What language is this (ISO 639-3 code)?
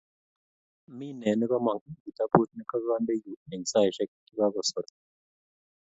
kln